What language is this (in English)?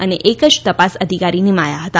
Gujarati